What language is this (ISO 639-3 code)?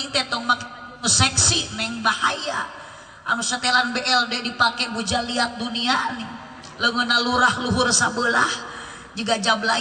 ind